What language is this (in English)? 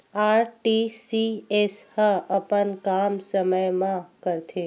Chhattisgarhi